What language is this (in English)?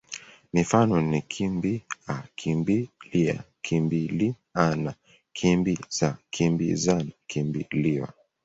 Swahili